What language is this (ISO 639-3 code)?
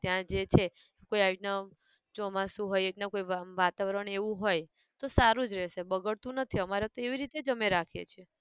guj